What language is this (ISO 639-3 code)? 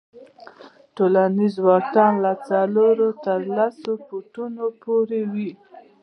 pus